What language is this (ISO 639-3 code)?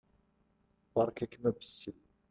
kab